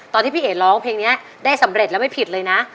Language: Thai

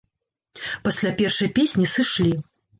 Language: Belarusian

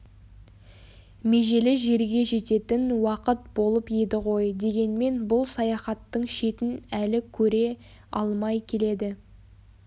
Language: Kazakh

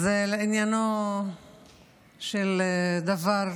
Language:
Hebrew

